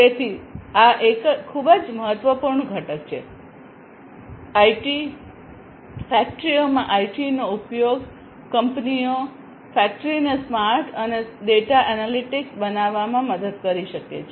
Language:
Gujarati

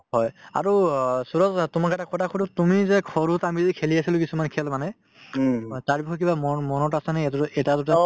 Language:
Assamese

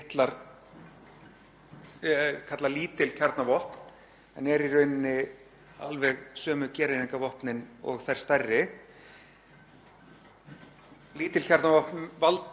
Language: Icelandic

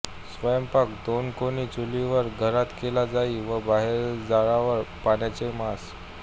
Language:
Marathi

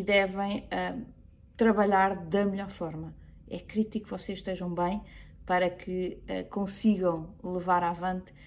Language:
Portuguese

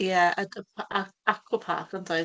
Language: Welsh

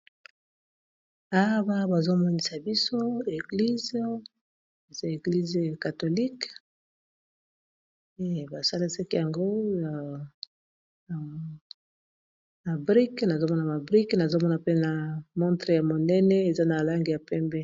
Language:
Lingala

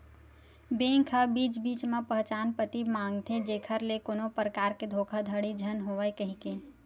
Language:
Chhattisgarhi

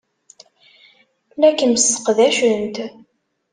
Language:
Kabyle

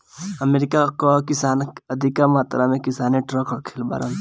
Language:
Bhojpuri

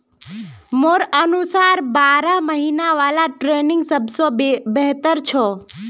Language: Magahi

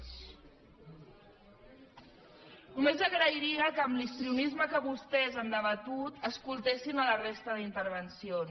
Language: Catalan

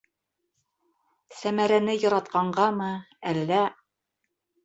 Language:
Bashkir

